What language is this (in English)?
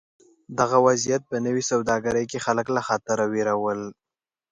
Pashto